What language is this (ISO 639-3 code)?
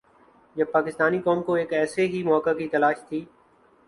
urd